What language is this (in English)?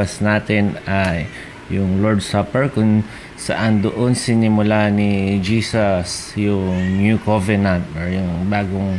Filipino